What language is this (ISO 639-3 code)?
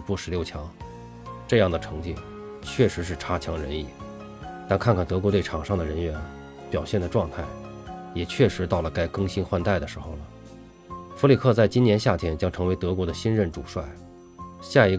zho